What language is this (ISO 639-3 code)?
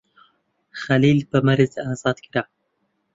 ckb